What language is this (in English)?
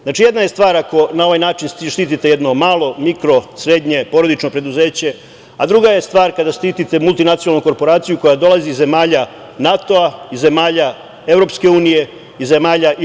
Serbian